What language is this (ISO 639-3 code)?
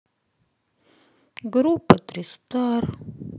rus